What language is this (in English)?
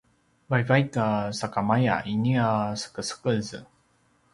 Paiwan